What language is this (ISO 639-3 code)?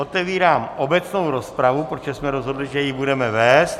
ces